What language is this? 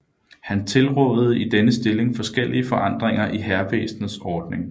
Danish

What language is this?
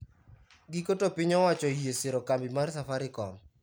Luo (Kenya and Tanzania)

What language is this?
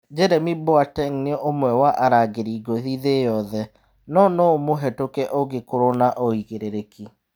Kikuyu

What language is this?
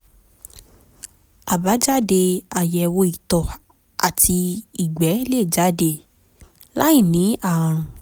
Yoruba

